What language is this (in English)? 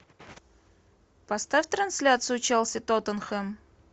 Russian